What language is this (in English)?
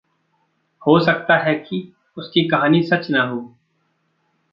Hindi